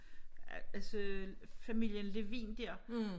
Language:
Danish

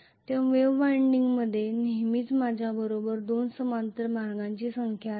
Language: Marathi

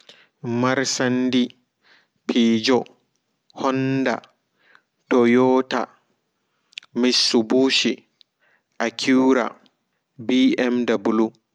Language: Fula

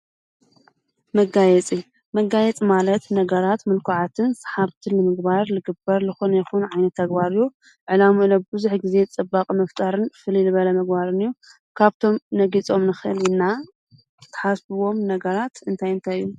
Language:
Tigrinya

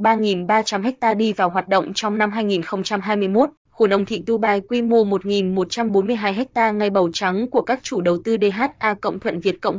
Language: Vietnamese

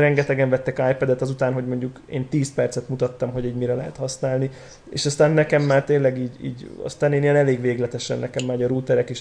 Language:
Hungarian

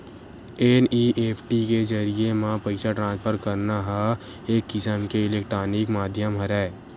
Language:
Chhattisgarhi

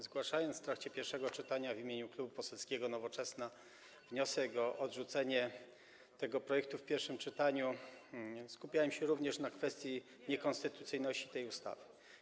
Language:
Polish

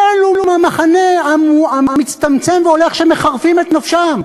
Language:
Hebrew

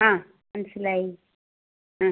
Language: Malayalam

